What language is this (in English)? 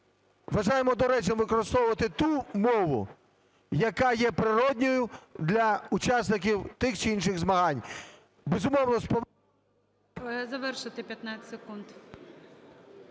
Ukrainian